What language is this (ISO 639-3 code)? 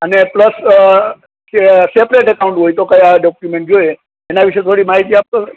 guj